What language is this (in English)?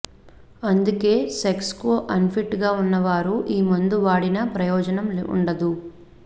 Telugu